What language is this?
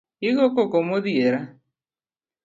Luo (Kenya and Tanzania)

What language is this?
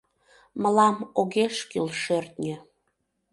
Mari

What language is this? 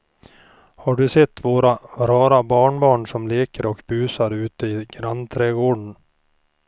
Swedish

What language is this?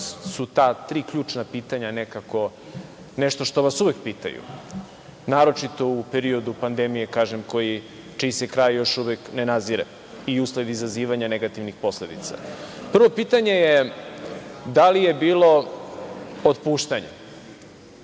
Serbian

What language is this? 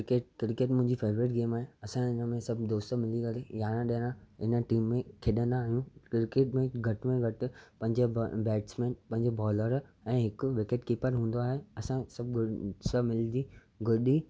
Sindhi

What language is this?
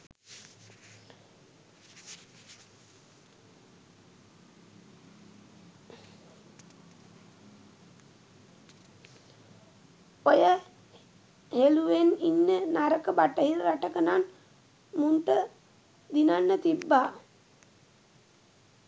Sinhala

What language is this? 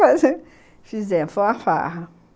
Portuguese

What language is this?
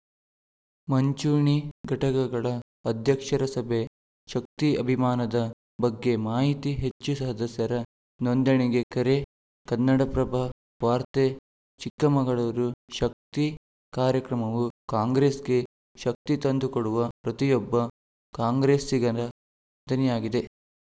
Kannada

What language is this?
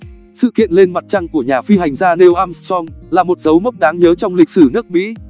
Vietnamese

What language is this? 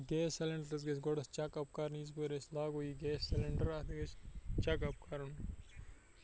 Kashmiri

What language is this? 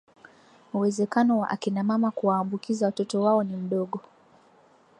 Swahili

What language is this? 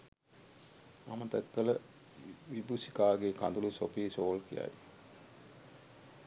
Sinhala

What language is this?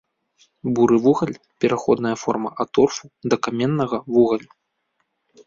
Belarusian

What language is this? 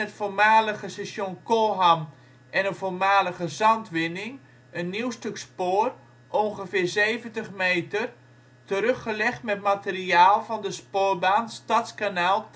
Dutch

